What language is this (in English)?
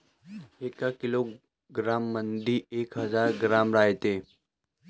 Marathi